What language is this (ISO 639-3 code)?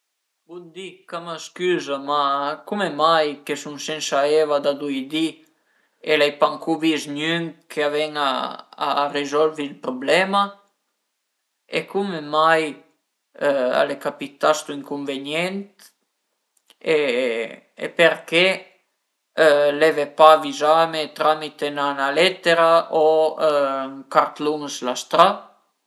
pms